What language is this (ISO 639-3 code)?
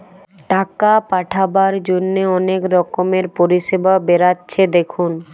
ben